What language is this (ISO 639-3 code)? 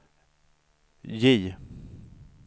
swe